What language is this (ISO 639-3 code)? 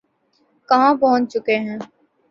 urd